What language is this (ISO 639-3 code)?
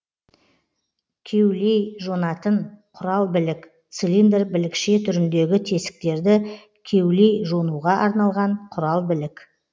kaz